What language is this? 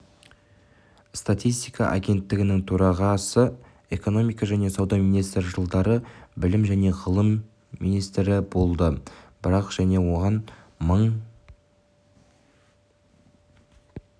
Kazakh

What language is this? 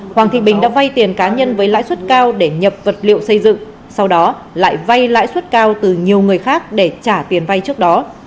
Vietnamese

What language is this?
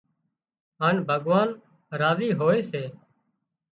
Wadiyara Koli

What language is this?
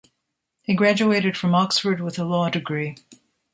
English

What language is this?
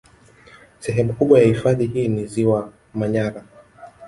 Swahili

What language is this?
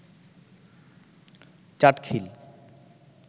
Bangla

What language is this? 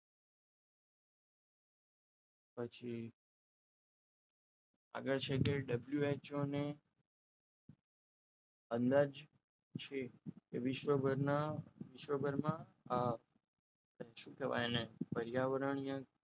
Gujarati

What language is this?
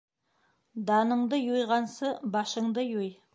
Bashkir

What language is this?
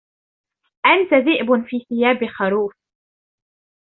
Arabic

